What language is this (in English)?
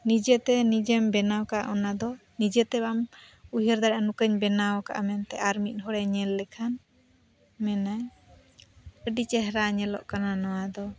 Santali